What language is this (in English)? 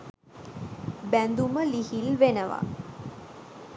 Sinhala